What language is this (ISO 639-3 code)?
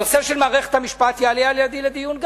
heb